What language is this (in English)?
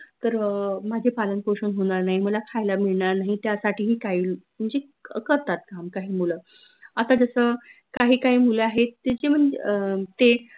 Marathi